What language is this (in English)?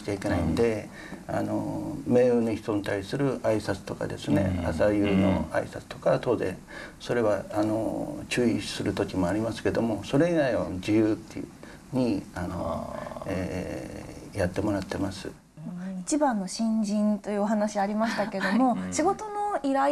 Japanese